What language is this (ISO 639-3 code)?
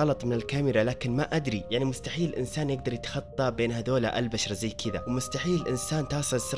ara